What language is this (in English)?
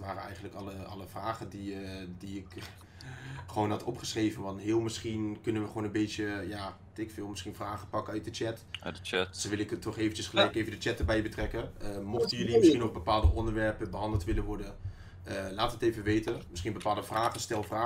Dutch